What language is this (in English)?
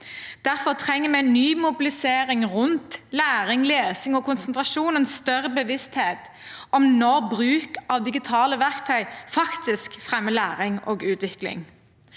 Norwegian